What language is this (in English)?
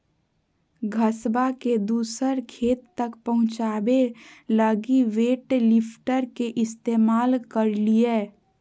Magahi